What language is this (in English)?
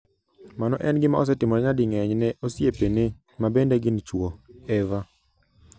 Luo (Kenya and Tanzania)